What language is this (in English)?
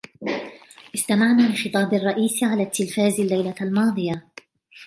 Arabic